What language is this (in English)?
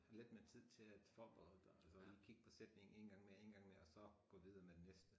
Danish